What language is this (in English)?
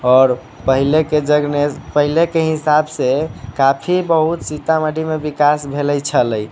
Maithili